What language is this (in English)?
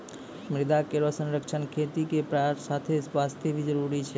Maithili